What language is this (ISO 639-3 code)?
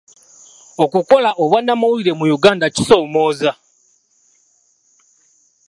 lug